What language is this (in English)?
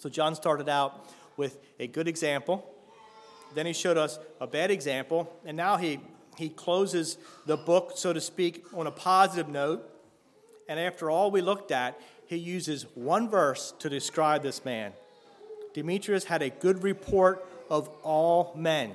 English